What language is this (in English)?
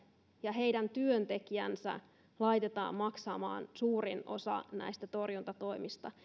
Finnish